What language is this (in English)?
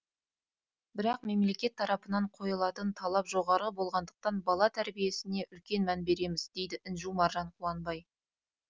Kazakh